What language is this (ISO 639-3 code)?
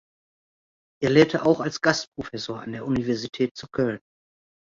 deu